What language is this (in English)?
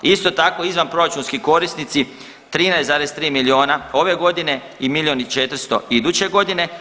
Croatian